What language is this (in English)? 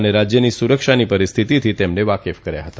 Gujarati